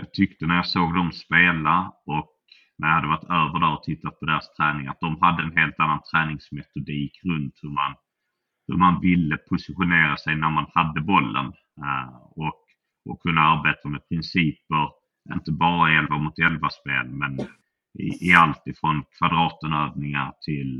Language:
Swedish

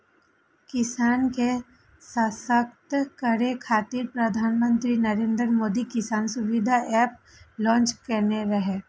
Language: Maithili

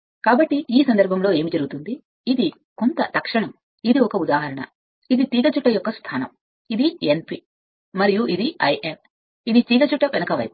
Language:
Telugu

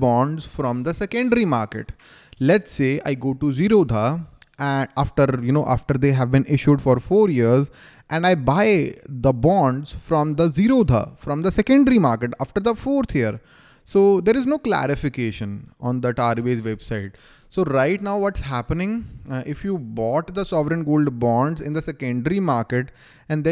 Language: English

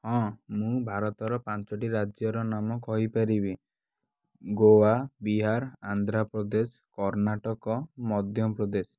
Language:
Odia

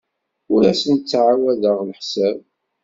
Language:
Kabyle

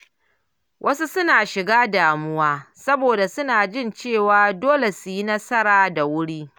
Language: Hausa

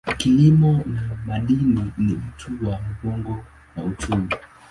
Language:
Swahili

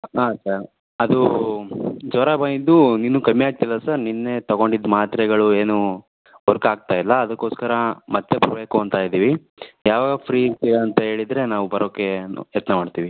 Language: Kannada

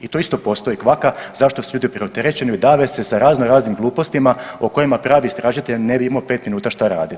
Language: Croatian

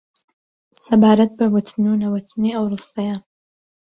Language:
Central Kurdish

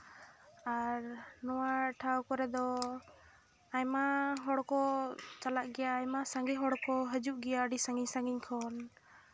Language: Santali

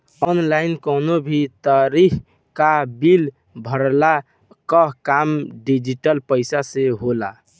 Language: Bhojpuri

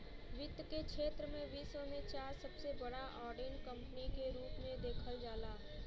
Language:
Bhojpuri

